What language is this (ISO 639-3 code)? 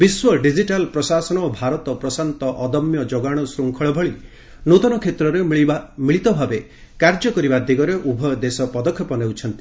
ori